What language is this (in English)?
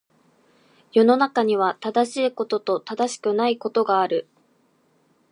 Japanese